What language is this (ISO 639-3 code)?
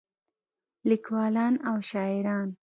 pus